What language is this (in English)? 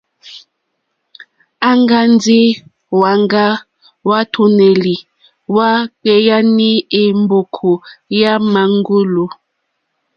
Mokpwe